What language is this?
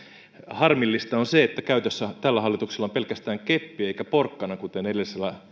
Finnish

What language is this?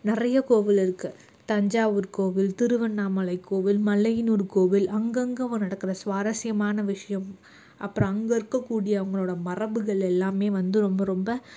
Tamil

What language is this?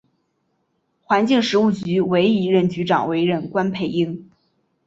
Chinese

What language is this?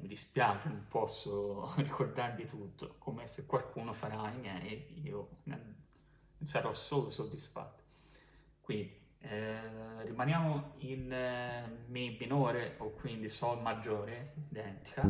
Italian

